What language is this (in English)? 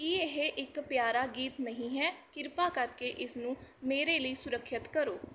Punjabi